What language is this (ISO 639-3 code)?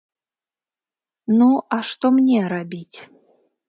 bel